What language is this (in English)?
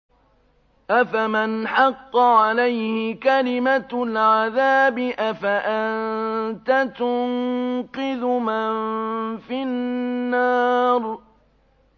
Arabic